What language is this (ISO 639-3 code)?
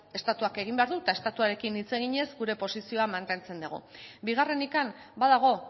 eus